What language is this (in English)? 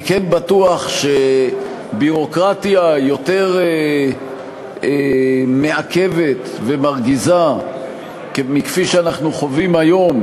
Hebrew